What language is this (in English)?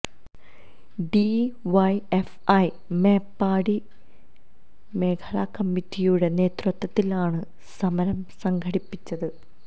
Malayalam